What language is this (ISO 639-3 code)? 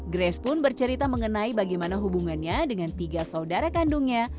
ind